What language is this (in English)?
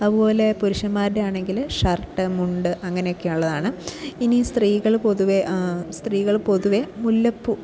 Malayalam